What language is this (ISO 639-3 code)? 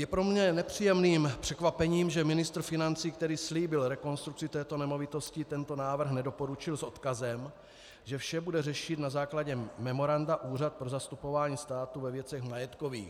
ces